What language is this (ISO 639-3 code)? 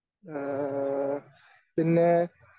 mal